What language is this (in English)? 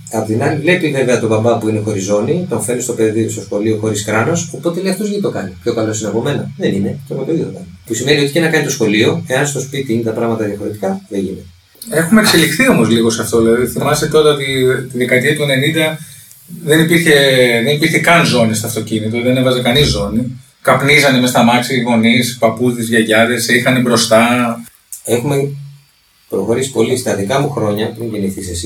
Greek